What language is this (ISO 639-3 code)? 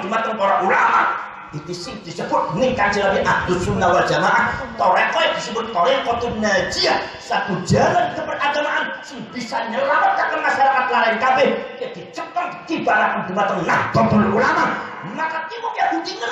ind